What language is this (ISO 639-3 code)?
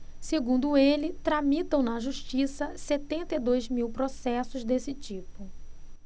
por